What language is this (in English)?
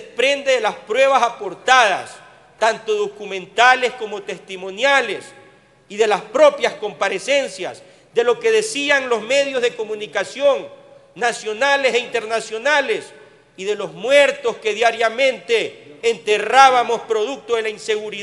Spanish